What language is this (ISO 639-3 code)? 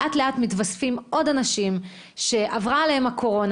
heb